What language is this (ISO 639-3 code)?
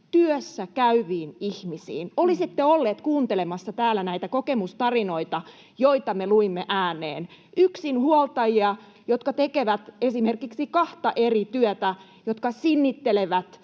fin